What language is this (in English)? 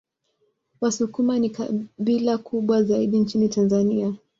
Swahili